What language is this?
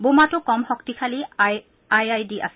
Assamese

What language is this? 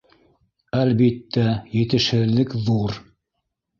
Bashkir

